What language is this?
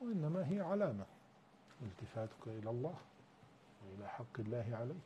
Arabic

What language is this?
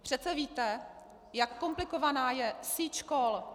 Czech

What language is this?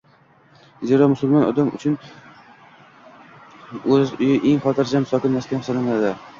Uzbek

